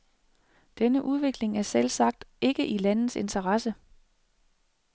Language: Danish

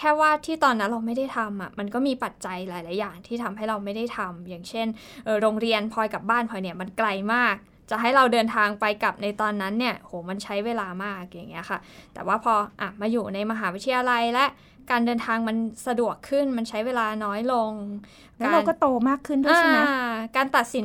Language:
Thai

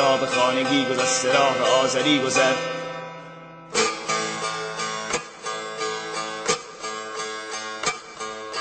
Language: Persian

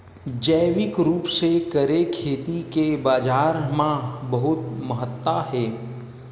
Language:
Chhattisgarhi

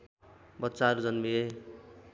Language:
Nepali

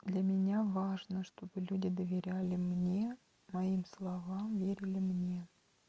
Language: Russian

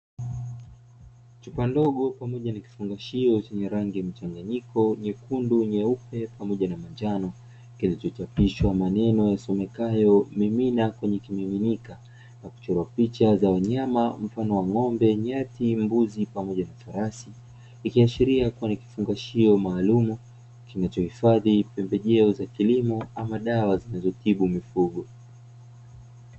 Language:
Swahili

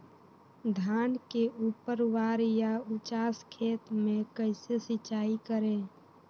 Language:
Magahi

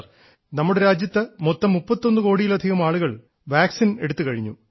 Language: Malayalam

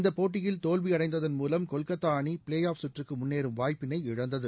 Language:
Tamil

